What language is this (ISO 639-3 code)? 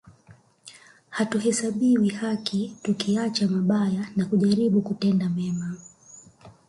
swa